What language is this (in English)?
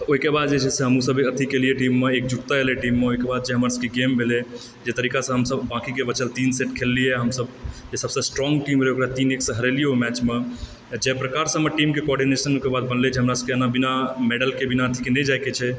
Maithili